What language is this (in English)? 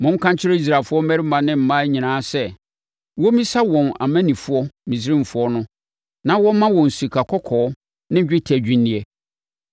Akan